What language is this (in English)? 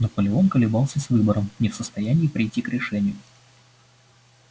Russian